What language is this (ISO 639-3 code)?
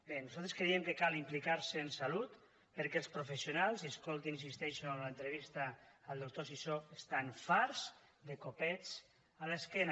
cat